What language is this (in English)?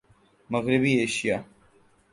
Urdu